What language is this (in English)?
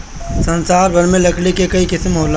Bhojpuri